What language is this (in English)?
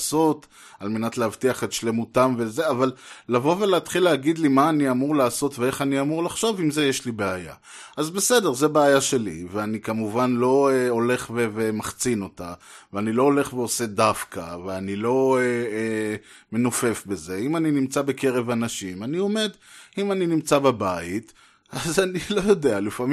Hebrew